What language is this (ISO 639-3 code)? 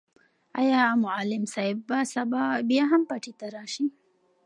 pus